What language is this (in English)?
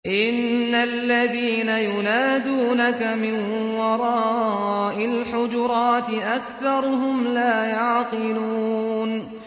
Arabic